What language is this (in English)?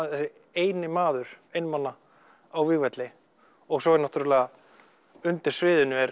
Icelandic